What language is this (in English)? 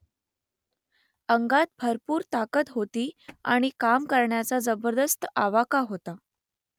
Marathi